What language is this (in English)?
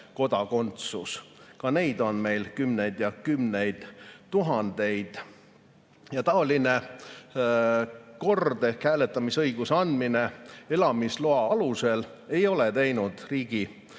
Estonian